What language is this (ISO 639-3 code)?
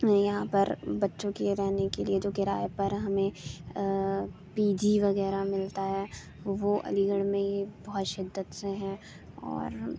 urd